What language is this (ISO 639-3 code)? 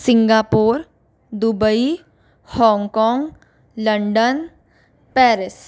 hin